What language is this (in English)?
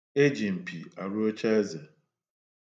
Igbo